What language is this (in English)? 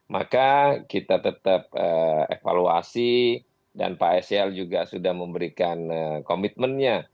Indonesian